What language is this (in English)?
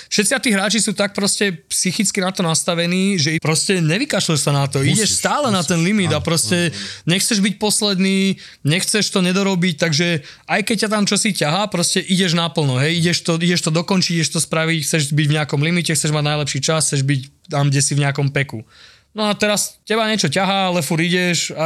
Slovak